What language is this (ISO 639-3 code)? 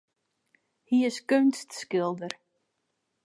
fry